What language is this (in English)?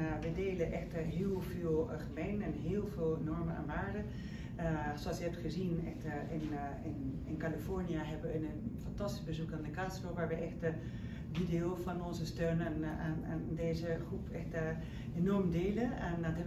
Dutch